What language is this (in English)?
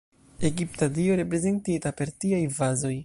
Esperanto